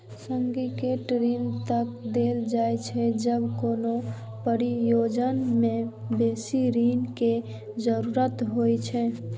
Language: Maithili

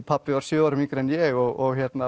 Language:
Icelandic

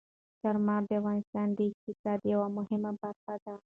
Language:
Pashto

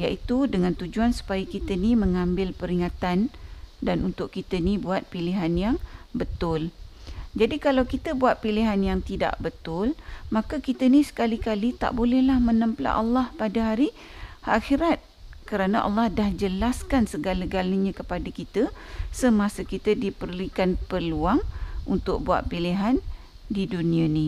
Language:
Malay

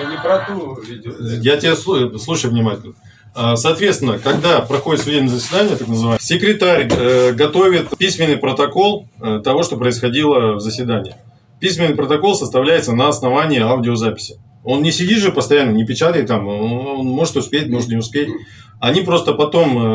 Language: Russian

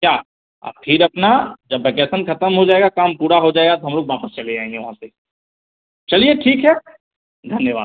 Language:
Hindi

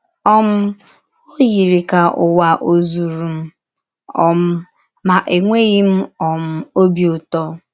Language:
Igbo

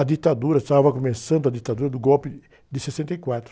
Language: Portuguese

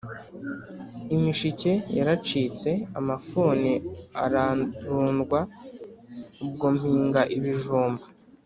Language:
Kinyarwanda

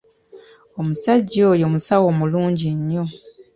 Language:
Ganda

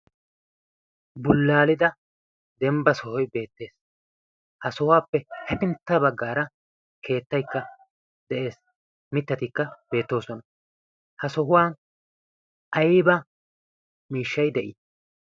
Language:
Wolaytta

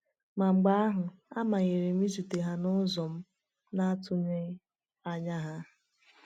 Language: Igbo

